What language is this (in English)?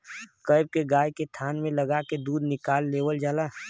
Bhojpuri